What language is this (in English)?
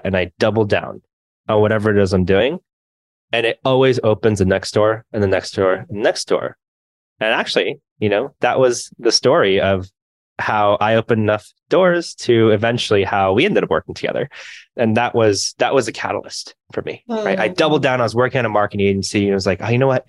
English